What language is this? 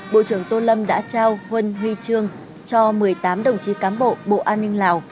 Vietnamese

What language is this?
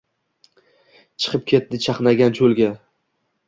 Uzbek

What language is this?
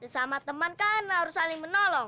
Indonesian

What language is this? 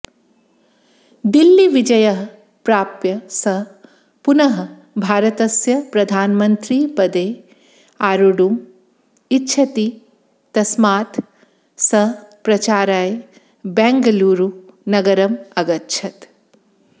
Sanskrit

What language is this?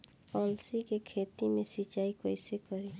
Bhojpuri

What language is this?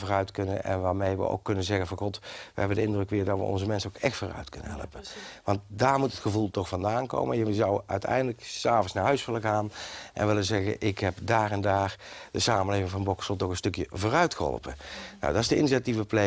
Dutch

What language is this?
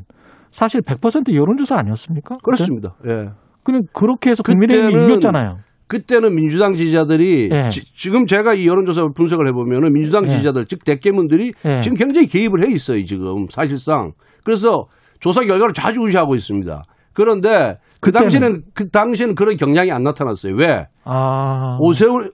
Korean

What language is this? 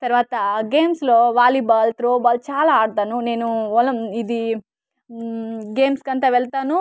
Telugu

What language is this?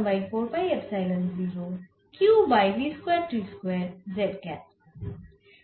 Bangla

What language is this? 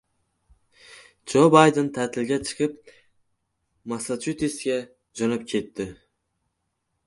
Uzbek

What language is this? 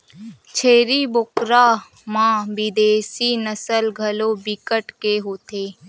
Chhattisgarhi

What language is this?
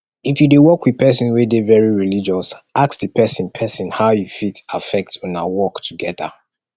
Nigerian Pidgin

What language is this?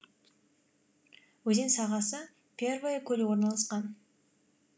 Kazakh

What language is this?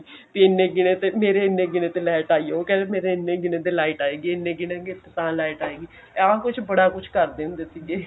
Punjabi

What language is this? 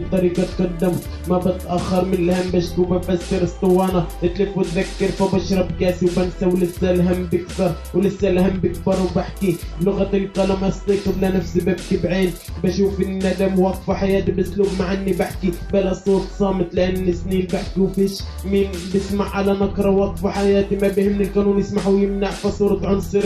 Arabic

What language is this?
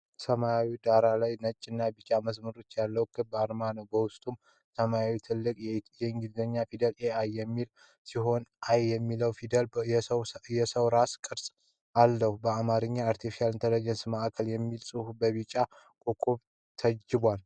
Amharic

